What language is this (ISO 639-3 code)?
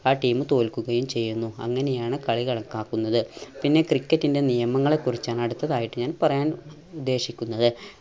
mal